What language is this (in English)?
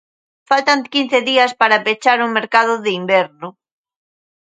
Galician